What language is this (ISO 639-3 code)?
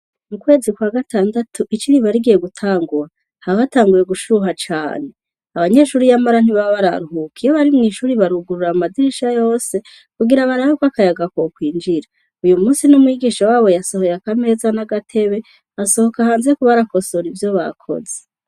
run